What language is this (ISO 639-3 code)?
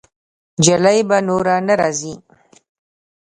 pus